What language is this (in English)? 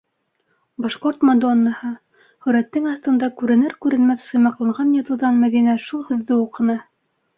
Bashkir